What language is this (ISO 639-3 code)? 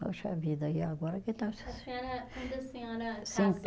por